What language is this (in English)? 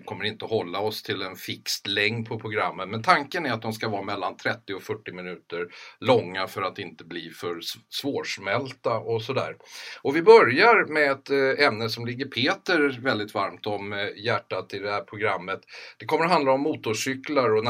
Swedish